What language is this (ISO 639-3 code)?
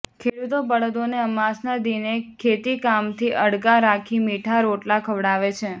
guj